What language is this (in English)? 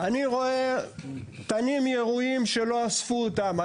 Hebrew